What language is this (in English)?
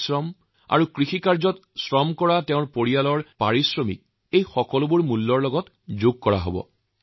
Assamese